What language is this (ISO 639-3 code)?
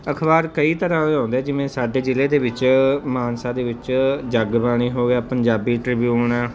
pan